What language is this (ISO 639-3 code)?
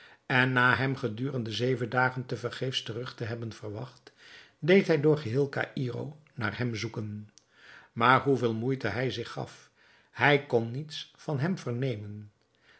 nld